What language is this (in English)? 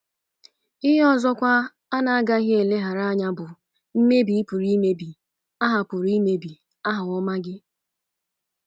Igbo